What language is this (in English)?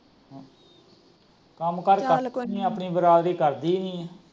Punjabi